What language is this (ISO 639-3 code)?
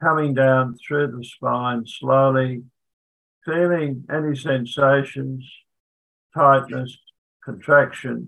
eng